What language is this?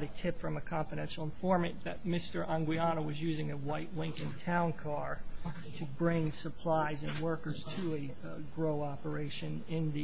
English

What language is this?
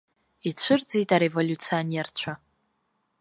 Abkhazian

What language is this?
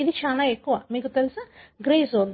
Telugu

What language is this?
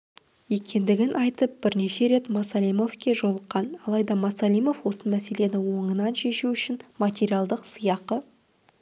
Kazakh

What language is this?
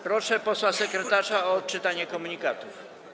Polish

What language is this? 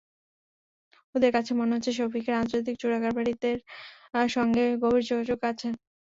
Bangla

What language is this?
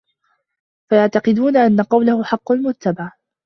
Arabic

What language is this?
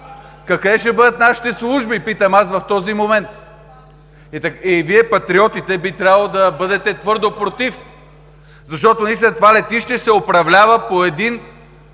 Bulgarian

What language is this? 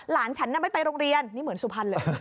Thai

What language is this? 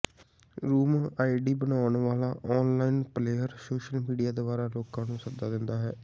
Punjabi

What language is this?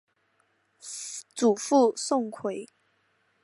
Chinese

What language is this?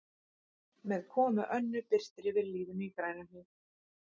Icelandic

